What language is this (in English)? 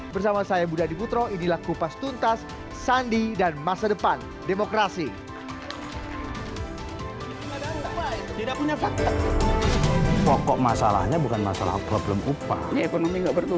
Indonesian